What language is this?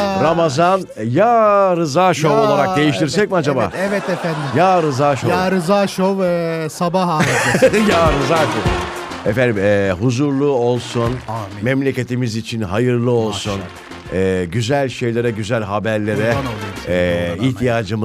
Turkish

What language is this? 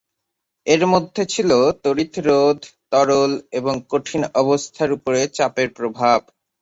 Bangla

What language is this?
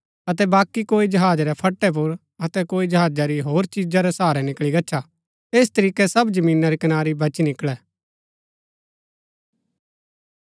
Gaddi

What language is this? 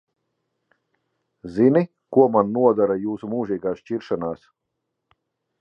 Latvian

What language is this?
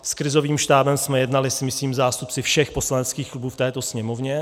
Czech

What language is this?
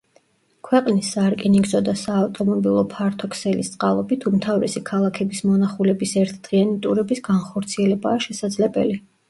Georgian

